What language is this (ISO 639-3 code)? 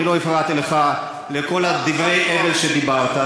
heb